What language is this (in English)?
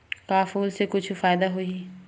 Chhattisgarhi